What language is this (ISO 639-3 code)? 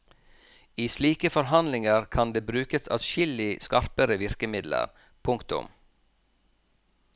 nor